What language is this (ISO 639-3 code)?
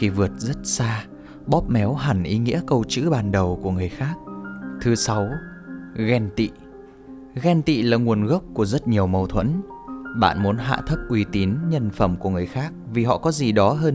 vie